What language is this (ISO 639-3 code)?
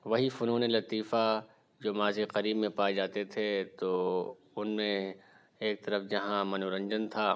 urd